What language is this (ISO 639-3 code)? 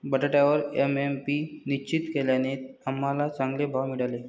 mar